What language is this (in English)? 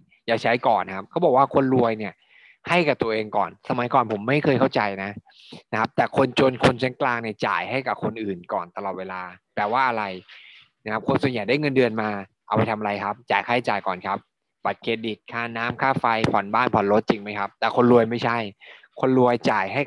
Thai